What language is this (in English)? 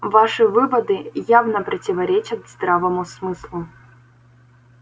Russian